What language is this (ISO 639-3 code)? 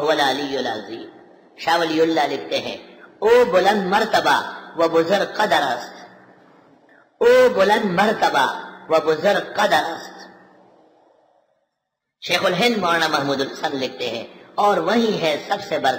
ara